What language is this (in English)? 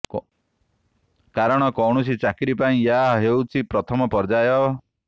Odia